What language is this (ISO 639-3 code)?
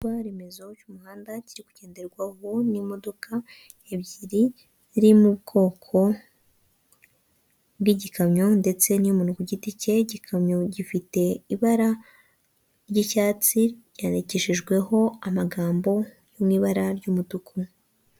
kin